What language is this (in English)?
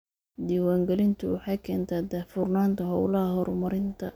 Somali